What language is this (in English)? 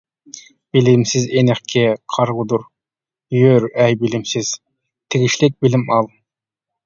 Uyghur